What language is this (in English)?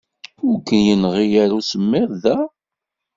Kabyle